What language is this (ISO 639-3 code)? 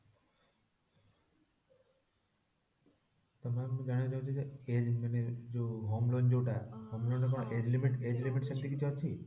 ori